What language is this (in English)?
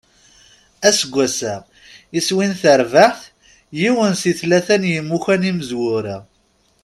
Kabyle